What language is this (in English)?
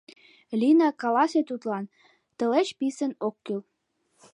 Mari